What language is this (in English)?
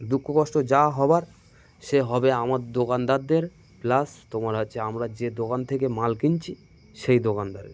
Bangla